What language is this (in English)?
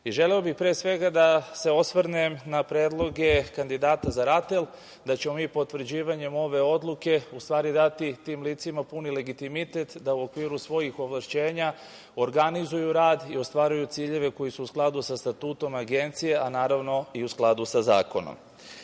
Serbian